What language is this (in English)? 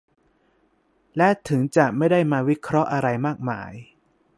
Thai